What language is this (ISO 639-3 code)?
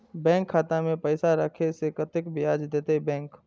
mai